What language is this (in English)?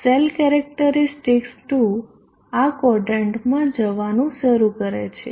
Gujarati